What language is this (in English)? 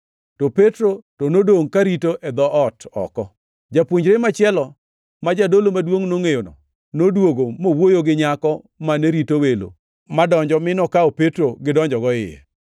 Luo (Kenya and Tanzania)